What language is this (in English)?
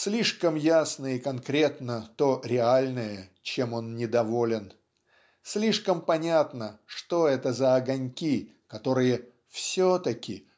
Russian